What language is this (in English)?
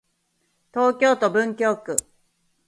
Japanese